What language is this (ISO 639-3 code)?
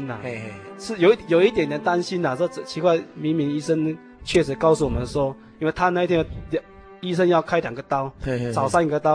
zho